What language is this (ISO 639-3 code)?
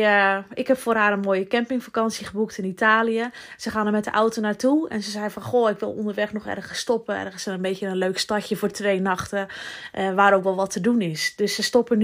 nld